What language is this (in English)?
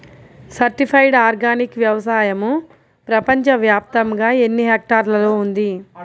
Telugu